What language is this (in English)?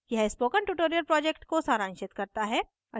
Hindi